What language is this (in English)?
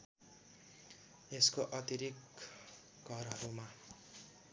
Nepali